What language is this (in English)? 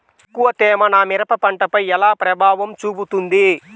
Telugu